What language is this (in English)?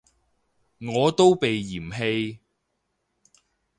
Cantonese